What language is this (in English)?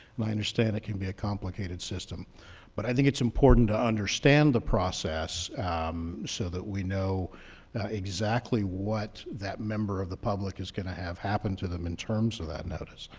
English